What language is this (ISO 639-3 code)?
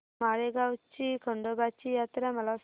mar